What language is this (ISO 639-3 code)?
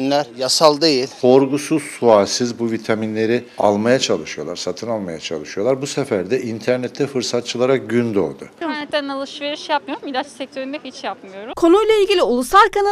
tur